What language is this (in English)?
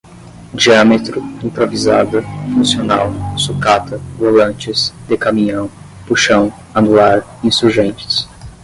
Portuguese